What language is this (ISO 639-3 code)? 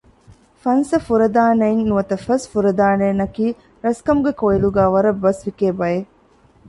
div